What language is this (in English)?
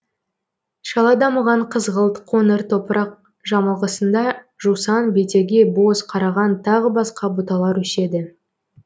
Kazakh